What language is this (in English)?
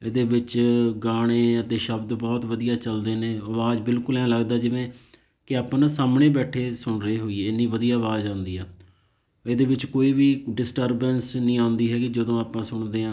Punjabi